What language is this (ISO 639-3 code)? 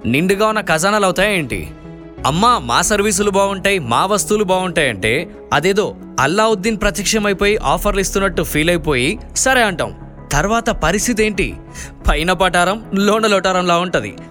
tel